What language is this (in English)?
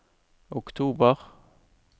Norwegian